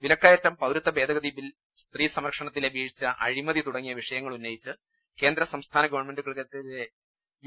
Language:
Malayalam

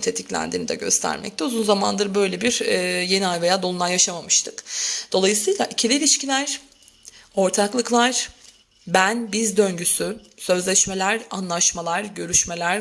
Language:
Turkish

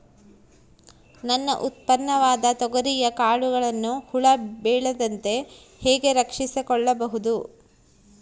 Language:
Kannada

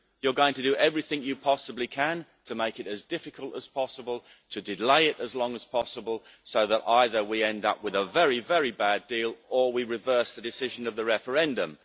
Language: English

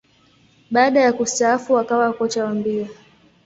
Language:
Swahili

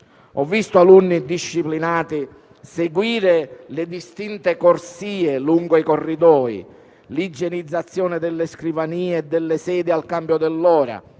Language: Italian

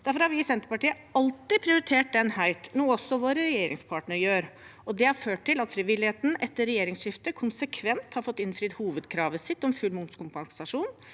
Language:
Norwegian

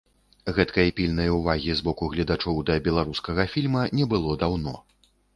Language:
Belarusian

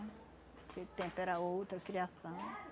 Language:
Portuguese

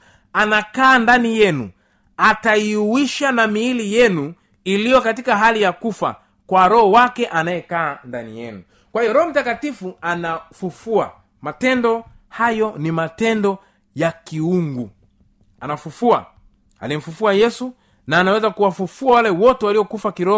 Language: Swahili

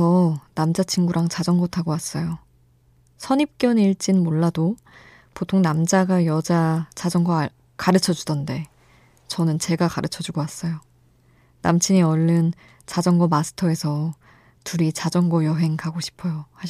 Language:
Korean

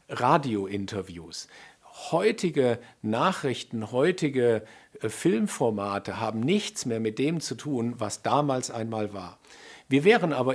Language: German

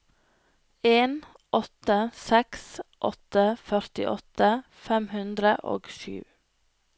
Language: Norwegian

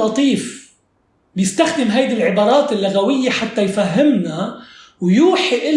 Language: Arabic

